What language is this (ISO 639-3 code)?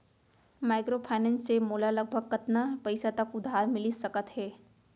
hne